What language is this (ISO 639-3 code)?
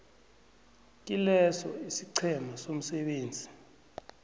nbl